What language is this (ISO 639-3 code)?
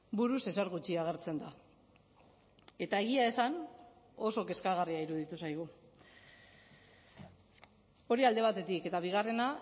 eus